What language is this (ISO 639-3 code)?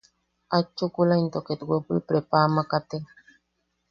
yaq